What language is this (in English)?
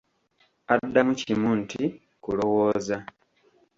Ganda